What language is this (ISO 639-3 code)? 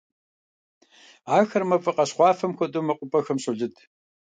kbd